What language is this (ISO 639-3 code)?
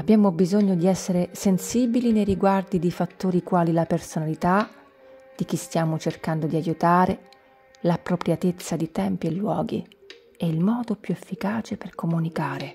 ita